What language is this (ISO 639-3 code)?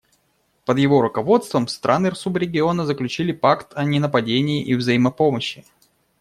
rus